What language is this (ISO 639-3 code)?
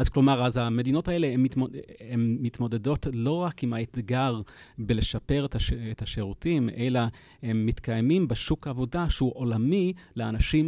heb